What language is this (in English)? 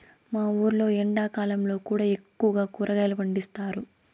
Telugu